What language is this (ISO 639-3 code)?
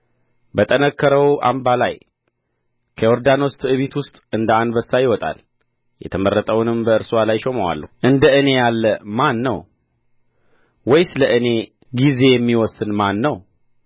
amh